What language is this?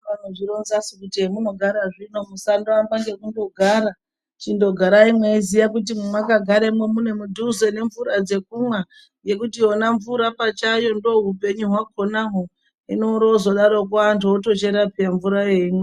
Ndau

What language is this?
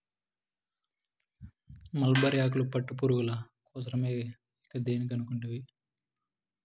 Telugu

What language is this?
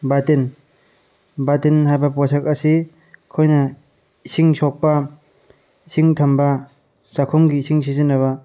Manipuri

